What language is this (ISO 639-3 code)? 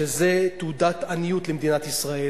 heb